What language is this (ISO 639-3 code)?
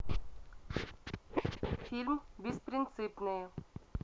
rus